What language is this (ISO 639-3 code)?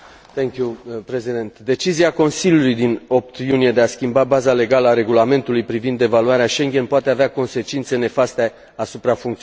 ron